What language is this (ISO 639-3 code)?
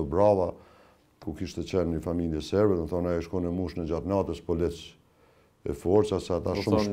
ron